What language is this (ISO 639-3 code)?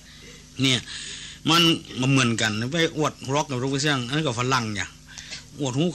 tha